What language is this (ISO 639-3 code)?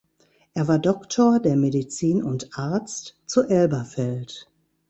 deu